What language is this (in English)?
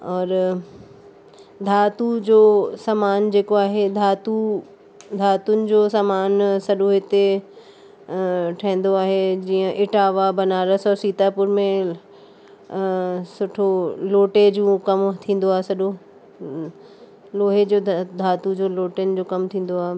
Sindhi